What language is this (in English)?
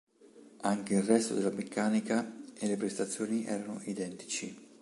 Italian